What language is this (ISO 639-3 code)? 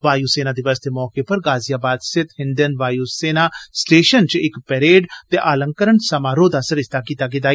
doi